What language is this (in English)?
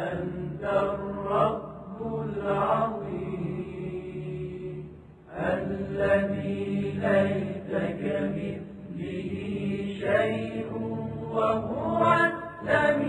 Arabic